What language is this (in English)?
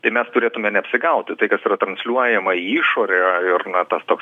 Lithuanian